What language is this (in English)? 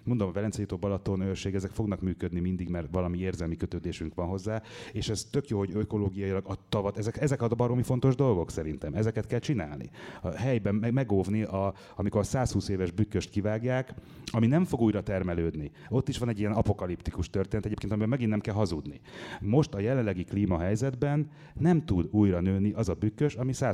Hungarian